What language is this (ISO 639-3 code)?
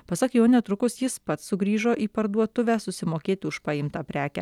lit